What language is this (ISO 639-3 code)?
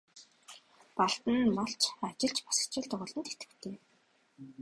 mon